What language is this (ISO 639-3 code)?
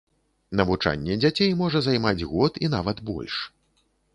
bel